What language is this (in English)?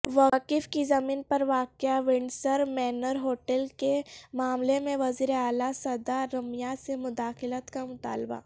Urdu